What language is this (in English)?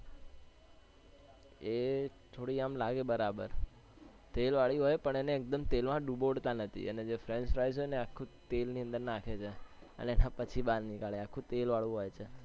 Gujarati